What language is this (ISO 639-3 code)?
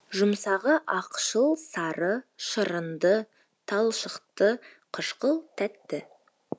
kaz